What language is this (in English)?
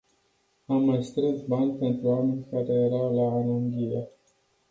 Romanian